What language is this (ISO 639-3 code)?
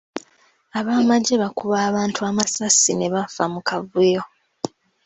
lug